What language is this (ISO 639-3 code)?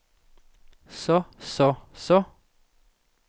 dan